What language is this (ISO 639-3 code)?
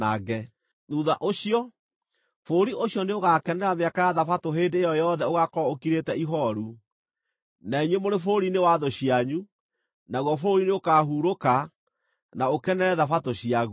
kik